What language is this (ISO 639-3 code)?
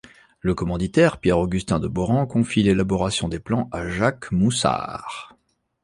fra